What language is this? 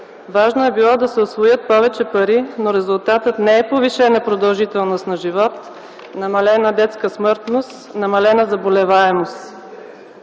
Bulgarian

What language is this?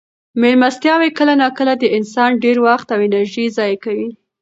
Pashto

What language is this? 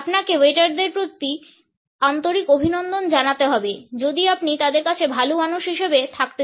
Bangla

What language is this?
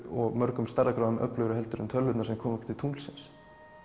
Icelandic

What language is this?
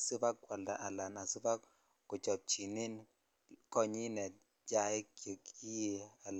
Kalenjin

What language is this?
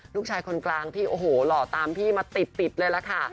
Thai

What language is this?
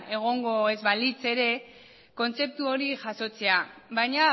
Basque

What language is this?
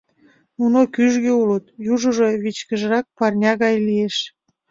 Mari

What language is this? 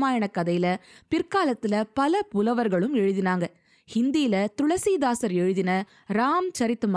Tamil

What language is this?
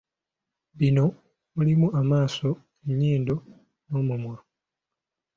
Ganda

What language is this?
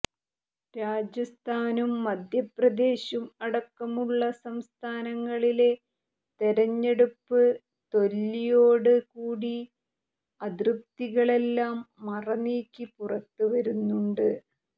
Malayalam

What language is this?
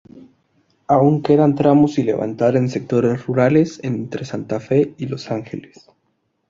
Spanish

